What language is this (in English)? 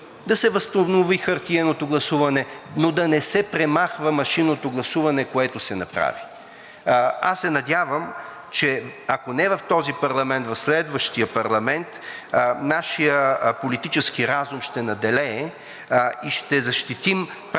Bulgarian